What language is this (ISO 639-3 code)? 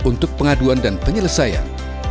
ind